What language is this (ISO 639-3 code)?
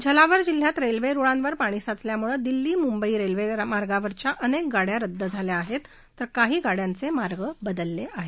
mar